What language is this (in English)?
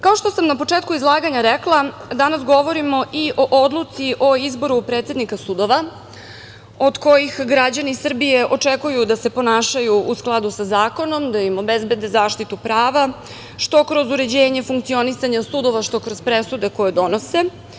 Serbian